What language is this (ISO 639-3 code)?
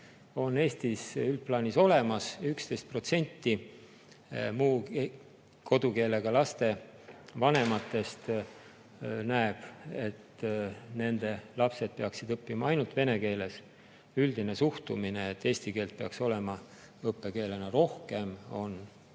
est